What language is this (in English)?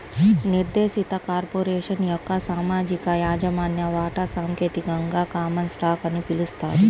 Telugu